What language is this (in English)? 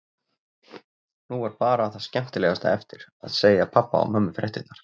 Icelandic